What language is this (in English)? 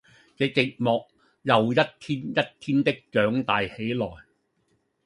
Cantonese